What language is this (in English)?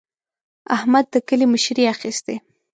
Pashto